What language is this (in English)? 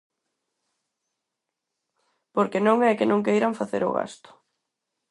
Galician